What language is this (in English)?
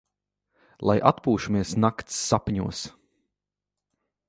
Latvian